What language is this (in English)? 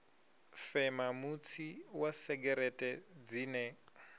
Venda